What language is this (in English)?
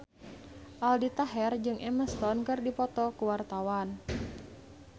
Sundanese